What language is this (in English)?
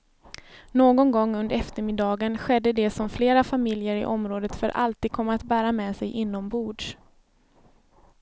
Swedish